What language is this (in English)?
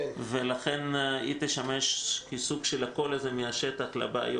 Hebrew